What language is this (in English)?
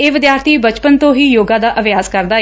Punjabi